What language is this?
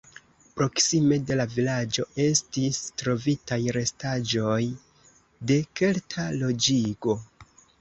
Esperanto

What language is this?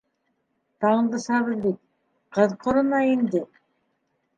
Bashkir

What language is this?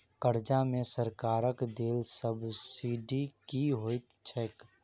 Maithili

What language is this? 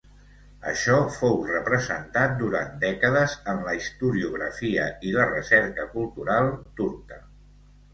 Catalan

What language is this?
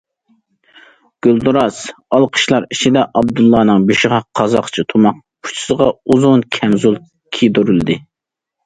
Uyghur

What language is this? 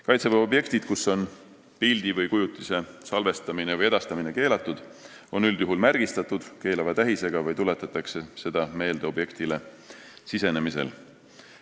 Estonian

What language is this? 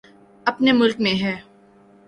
Urdu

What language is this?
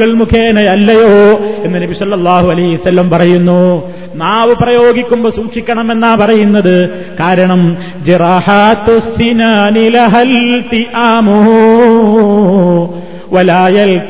Malayalam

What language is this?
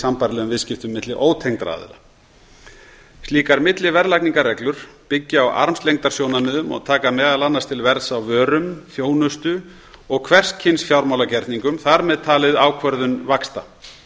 Icelandic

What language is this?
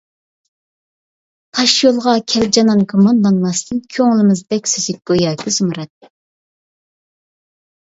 Uyghur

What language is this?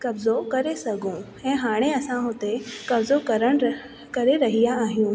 Sindhi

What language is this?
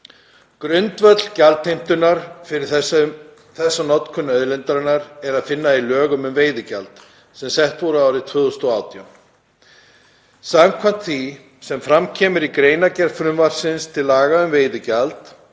Icelandic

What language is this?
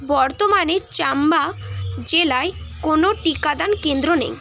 Bangla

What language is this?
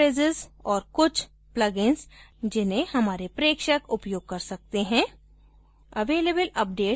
Hindi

